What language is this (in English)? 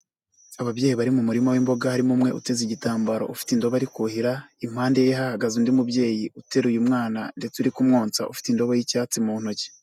Kinyarwanda